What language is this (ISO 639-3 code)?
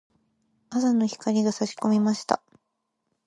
jpn